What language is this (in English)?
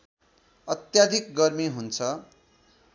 Nepali